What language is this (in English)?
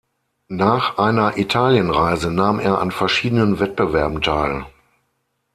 German